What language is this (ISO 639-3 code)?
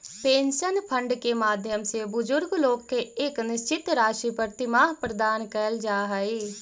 mag